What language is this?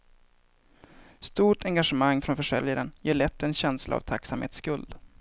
Swedish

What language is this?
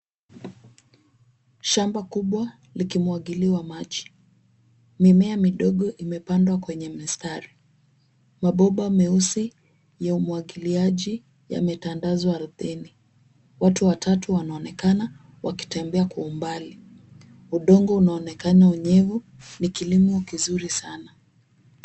Swahili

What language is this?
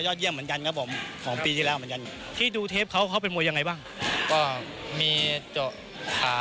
Thai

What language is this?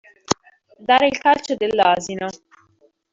Italian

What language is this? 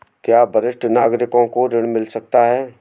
Hindi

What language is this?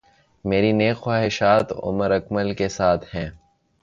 Urdu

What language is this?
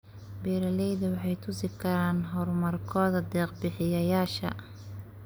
Somali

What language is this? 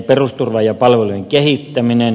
Finnish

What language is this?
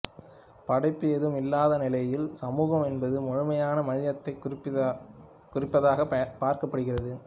Tamil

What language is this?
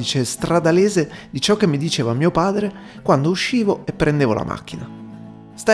Italian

